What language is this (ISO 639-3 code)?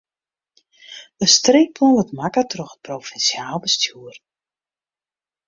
fry